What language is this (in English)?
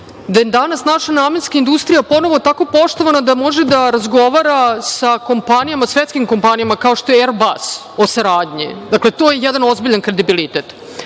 Serbian